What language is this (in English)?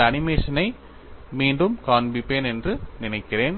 Tamil